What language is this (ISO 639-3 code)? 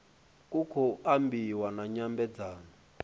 ven